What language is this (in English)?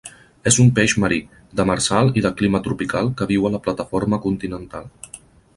Catalan